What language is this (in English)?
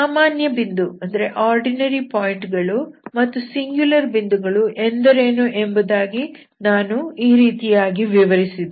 Kannada